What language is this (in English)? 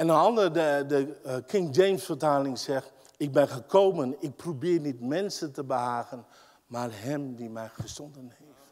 Dutch